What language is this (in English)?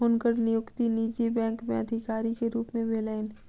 Maithili